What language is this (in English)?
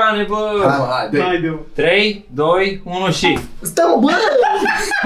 Romanian